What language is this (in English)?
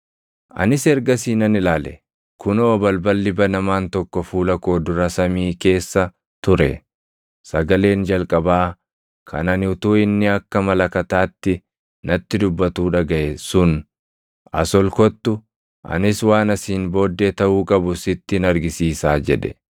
Oromo